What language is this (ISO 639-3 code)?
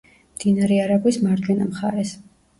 kat